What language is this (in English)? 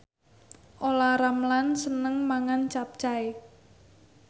Javanese